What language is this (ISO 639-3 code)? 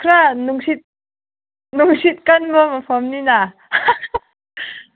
mni